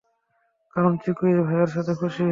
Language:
Bangla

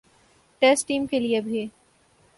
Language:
Urdu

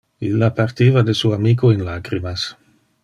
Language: Interlingua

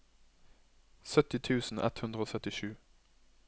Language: Norwegian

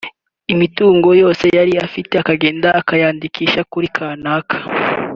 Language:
Kinyarwanda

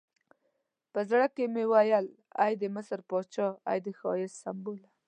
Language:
Pashto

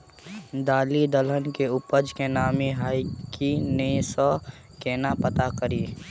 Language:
Maithili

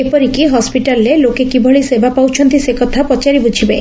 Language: Odia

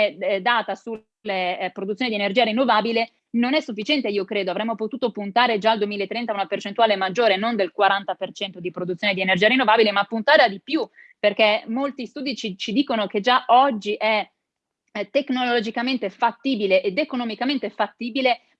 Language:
Italian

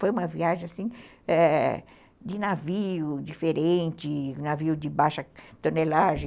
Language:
Portuguese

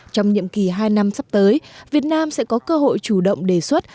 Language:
Vietnamese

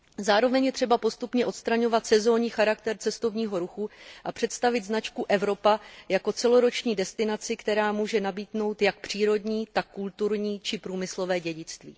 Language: Czech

